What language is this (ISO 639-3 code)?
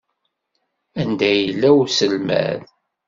kab